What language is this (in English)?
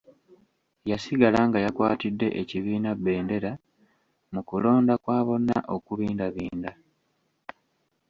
Ganda